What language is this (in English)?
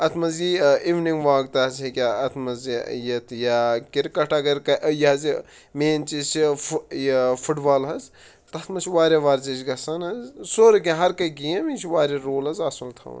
Kashmiri